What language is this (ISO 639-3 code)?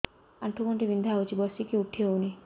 ori